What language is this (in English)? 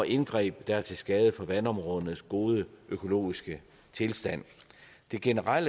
Danish